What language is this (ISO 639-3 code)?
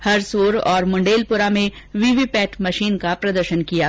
hin